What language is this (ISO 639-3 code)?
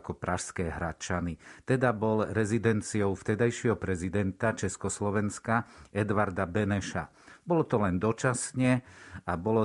slk